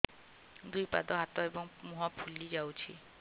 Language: Odia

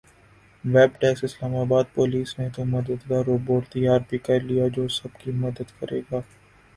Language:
Urdu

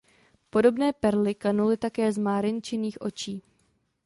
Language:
Czech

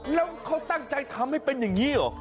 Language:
Thai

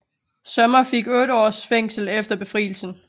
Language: Danish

